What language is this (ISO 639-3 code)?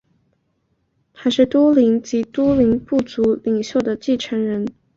zho